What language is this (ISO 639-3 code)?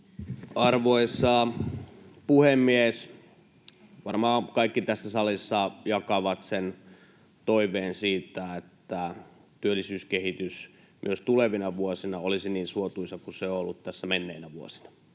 fin